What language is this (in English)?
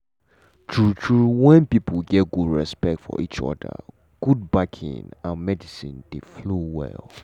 Nigerian Pidgin